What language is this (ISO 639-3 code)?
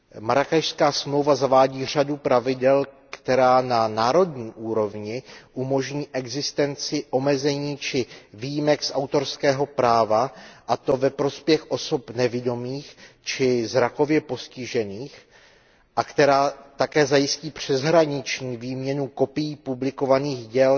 ces